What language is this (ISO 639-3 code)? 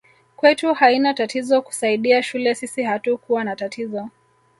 swa